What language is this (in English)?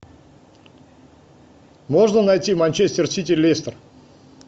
Russian